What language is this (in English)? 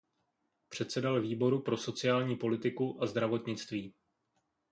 Czech